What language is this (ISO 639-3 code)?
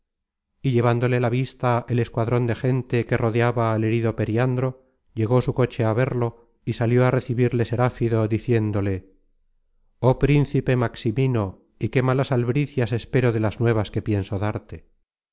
spa